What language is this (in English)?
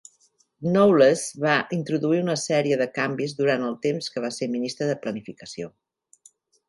Catalan